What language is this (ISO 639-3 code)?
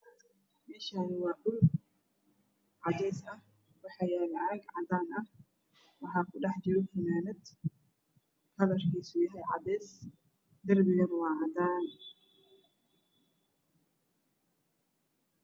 som